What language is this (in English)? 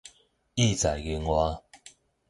Min Nan Chinese